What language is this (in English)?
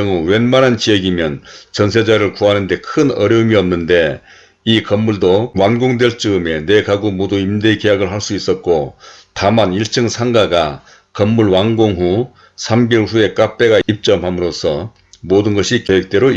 Korean